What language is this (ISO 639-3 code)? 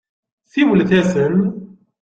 kab